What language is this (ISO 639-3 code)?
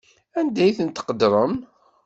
kab